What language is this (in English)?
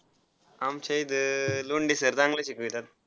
Marathi